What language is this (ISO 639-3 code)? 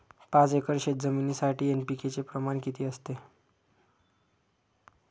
mar